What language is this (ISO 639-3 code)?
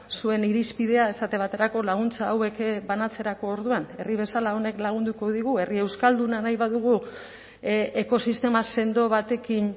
eus